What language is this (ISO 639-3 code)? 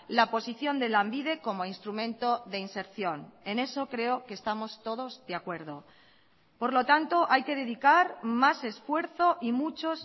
spa